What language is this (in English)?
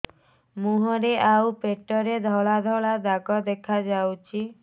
Odia